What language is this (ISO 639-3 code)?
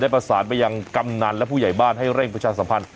tha